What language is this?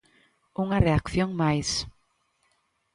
Galician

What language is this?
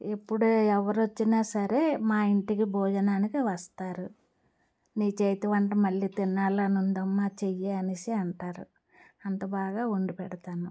Telugu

